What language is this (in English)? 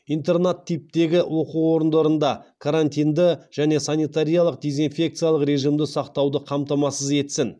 Kazakh